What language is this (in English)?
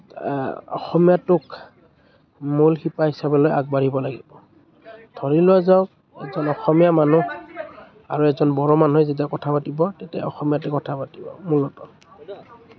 Assamese